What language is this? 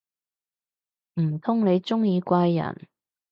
Cantonese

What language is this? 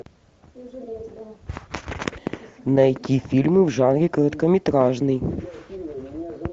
Russian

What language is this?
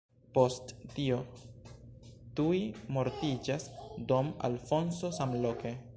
Esperanto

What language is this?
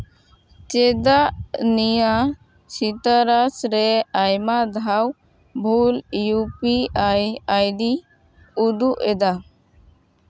Santali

